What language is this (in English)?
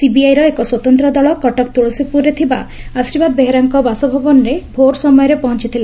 Odia